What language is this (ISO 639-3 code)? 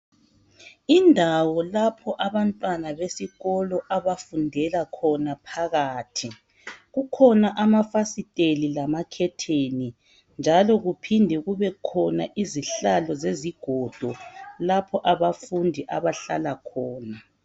nde